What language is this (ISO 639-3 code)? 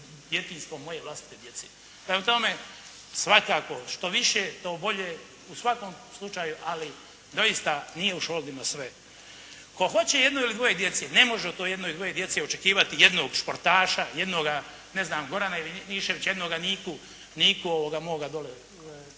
hrv